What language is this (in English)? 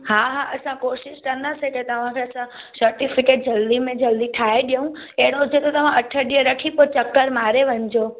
Sindhi